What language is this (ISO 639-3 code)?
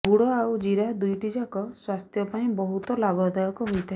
ori